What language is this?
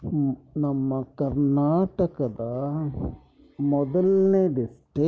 Kannada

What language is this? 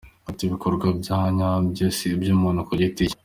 Kinyarwanda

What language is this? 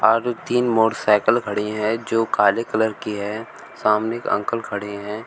Hindi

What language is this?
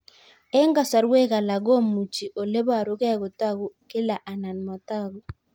Kalenjin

